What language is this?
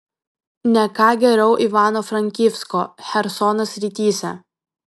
Lithuanian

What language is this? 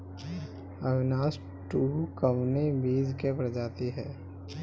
Bhojpuri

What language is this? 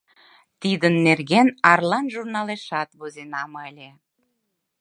Mari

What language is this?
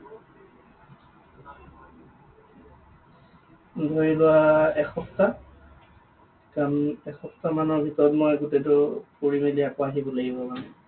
Assamese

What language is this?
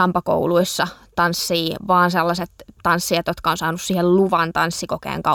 Finnish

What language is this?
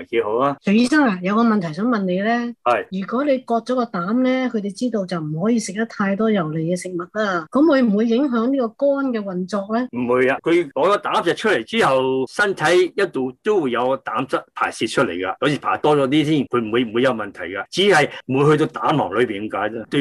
Chinese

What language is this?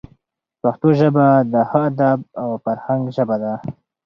Pashto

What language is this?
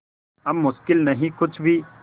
Hindi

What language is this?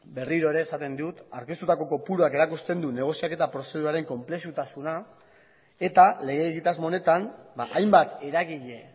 Basque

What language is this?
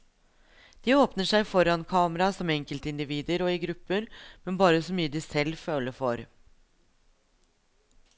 Norwegian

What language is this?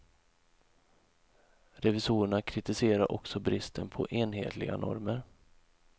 Swedish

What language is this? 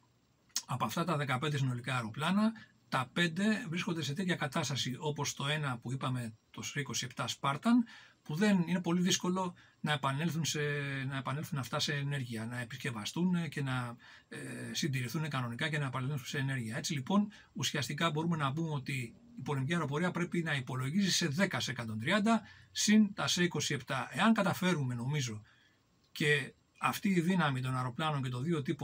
Greek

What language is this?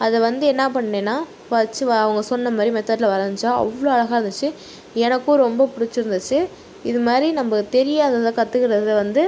Tamil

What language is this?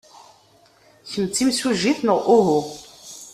Kabyle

